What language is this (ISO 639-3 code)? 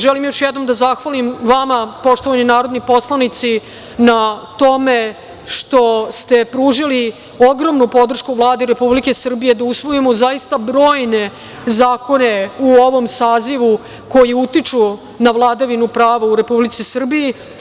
srp